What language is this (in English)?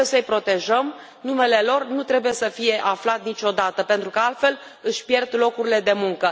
Romanian